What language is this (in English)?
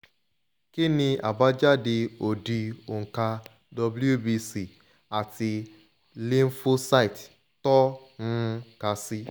Yoruba